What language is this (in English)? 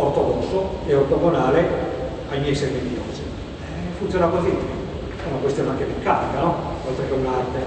Italian